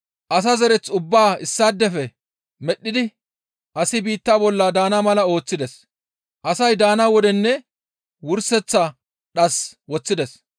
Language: Gamo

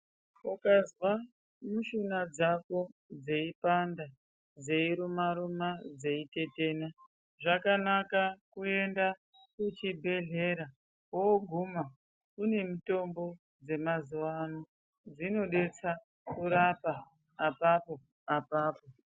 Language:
Ndau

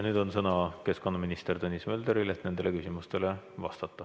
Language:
Estonian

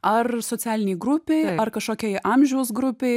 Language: Lithuanian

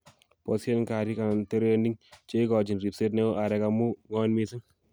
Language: Kalenjin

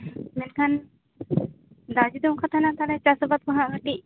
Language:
Santali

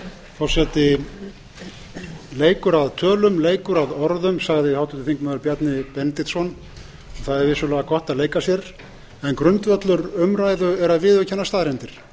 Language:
Icelandic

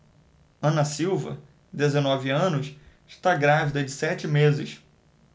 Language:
Portuguese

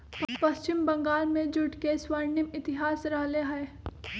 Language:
Magahi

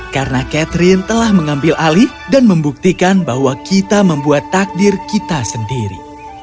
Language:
Indonesian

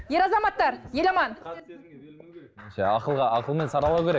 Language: Kazakh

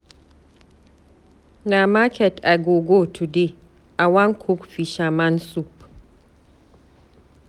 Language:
Nigerian Pidgin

